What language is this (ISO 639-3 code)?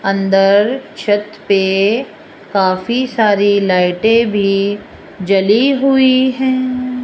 hin